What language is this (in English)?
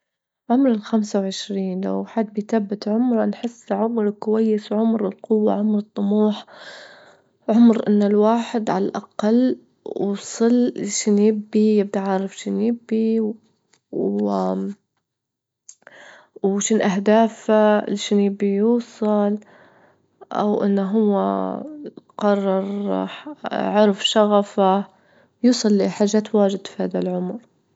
Libyan Arabic